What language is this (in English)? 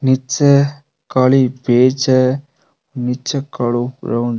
Rajasthani